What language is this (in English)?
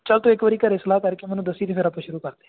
Punjabi